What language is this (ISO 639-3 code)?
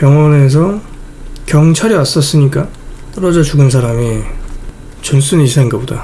kor